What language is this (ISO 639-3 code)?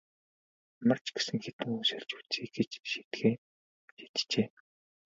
mon